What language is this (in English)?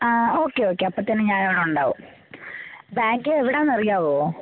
Malayalam